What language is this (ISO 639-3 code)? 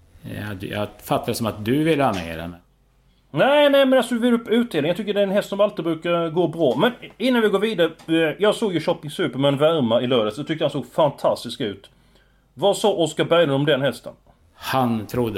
swe